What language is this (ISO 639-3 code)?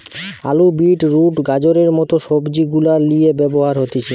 ben